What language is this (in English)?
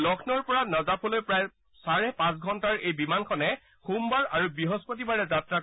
Assamese